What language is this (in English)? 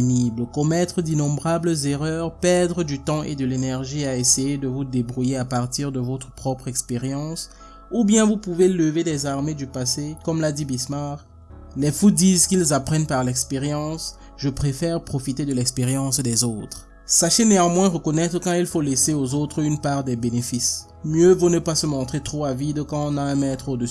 French